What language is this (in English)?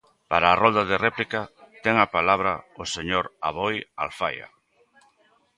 Galician